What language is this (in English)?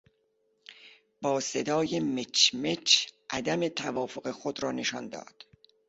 Persian